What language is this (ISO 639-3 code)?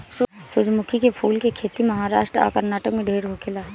bho